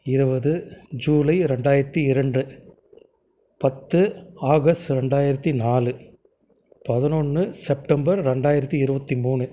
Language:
Tamil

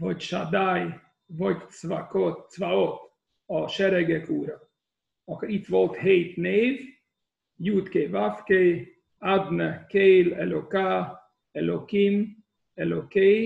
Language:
Hungarian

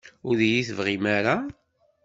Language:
Kabyle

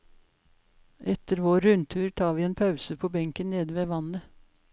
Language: Norwegian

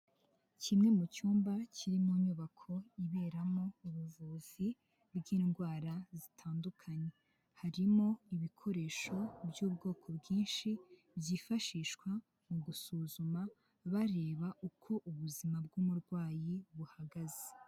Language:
Kinyarwanda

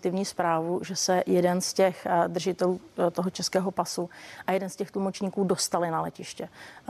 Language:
Czech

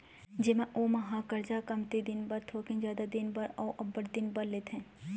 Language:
Chhattisgarhi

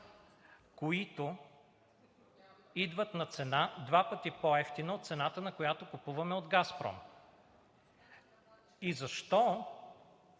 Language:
Bulgarian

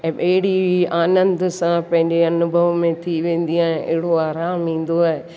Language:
Sindhi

